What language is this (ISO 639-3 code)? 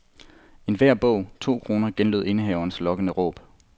dan